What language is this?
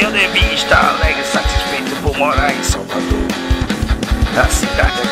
Portuguese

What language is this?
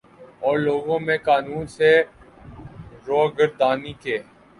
Urdu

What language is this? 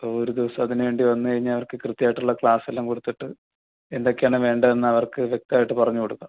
Malayalam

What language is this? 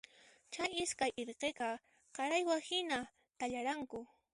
Puno Quechua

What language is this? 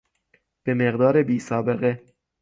Persian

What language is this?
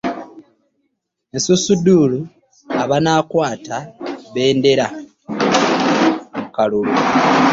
Ganda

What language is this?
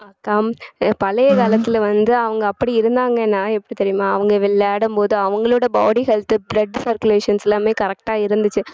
Tamil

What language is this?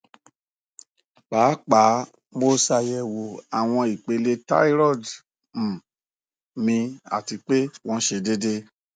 Yoruba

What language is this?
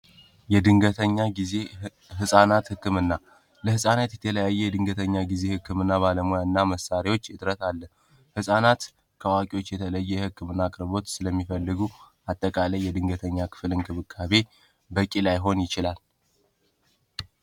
Amharic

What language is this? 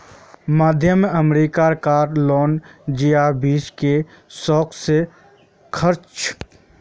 Magahi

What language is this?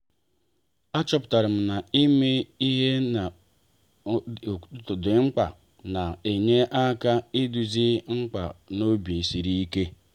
Igbo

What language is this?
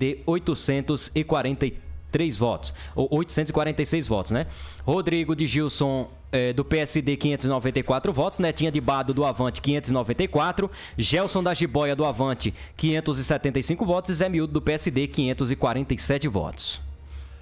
Portuguese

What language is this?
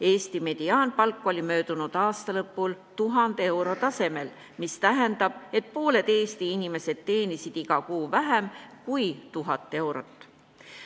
Estonian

